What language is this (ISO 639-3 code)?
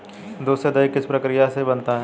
hin